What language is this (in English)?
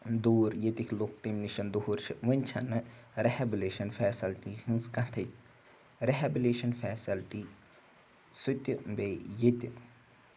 Kashmiri